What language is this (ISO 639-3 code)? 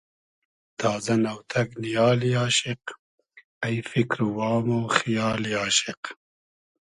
haz